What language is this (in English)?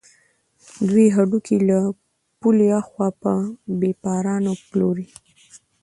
Pashto